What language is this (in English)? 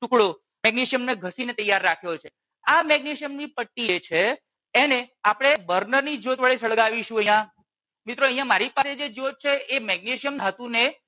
Gujarati